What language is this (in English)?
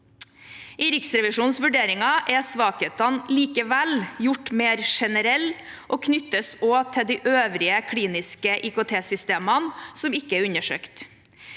Norwegian